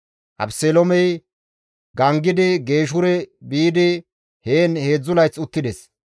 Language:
Gamo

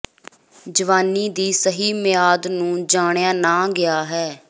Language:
Punjabi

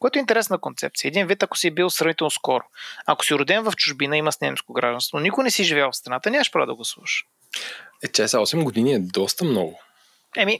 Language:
Bulgarian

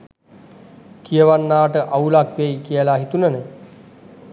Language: Sinhala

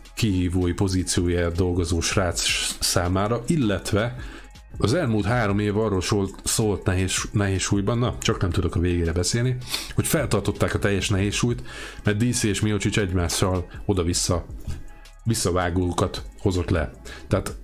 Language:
Hungarian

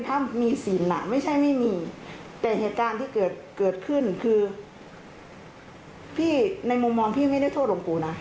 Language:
Thai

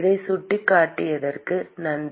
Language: Tamil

